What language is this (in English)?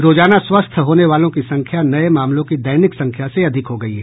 Hindi